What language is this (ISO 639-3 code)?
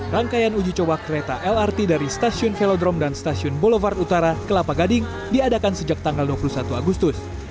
ind